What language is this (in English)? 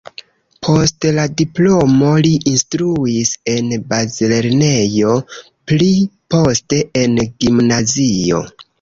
Esperanto